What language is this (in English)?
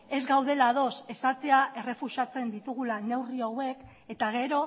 Basque